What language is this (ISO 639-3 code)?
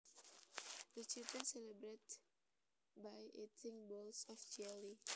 jav